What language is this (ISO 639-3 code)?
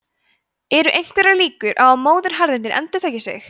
isl